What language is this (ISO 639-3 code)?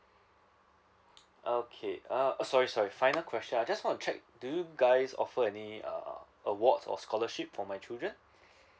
eng